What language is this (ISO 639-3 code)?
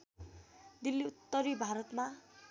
nep